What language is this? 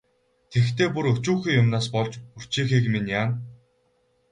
Mongolian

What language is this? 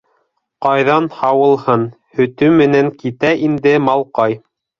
Bashkir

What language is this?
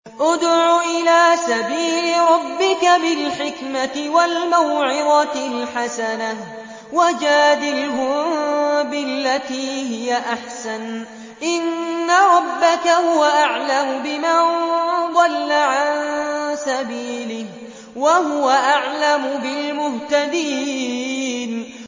Arabic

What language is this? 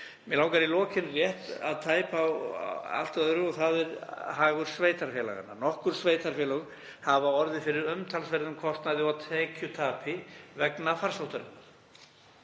Icelandic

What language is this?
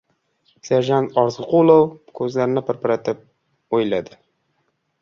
Uzbek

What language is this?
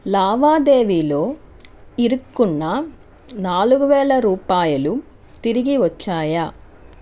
Telugu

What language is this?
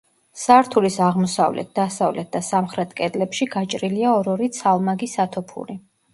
Georgian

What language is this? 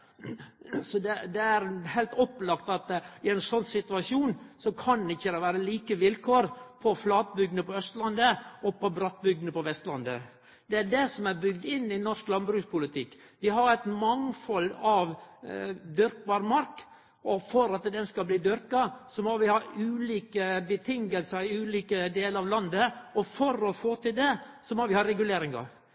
Norwegian Nynorsk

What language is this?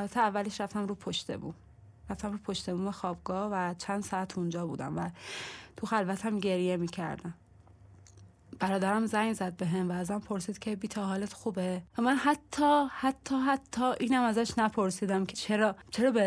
Persian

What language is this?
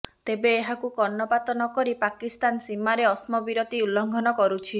Odia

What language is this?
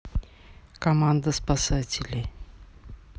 Russian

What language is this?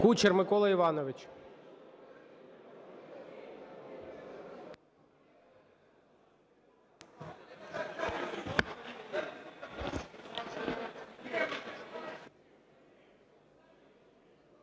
Ukrainian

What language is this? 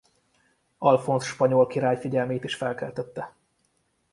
Hungarian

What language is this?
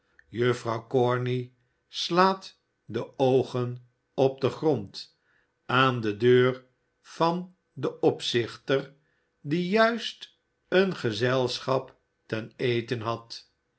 Dutch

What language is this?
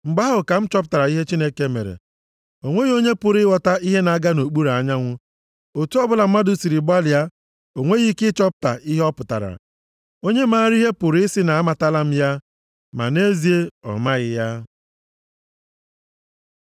Igbo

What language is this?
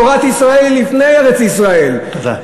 Hebrew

